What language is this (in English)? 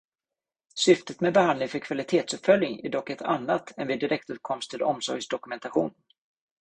Swedish